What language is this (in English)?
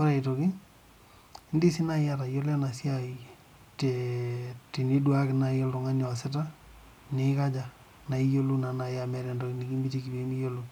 Masai